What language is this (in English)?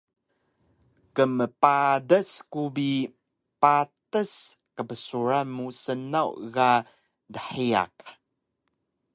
Taroko